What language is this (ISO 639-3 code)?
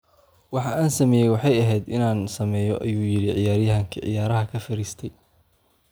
som